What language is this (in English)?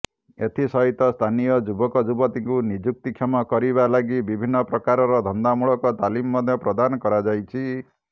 Odia